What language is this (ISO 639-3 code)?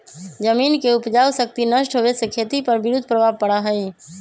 mag